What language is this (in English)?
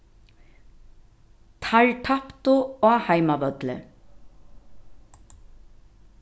Faroese